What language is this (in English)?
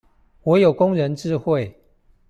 Chinese